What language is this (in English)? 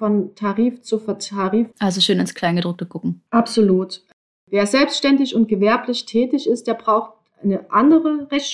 German